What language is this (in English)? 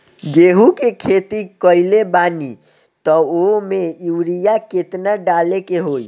Bhojpuri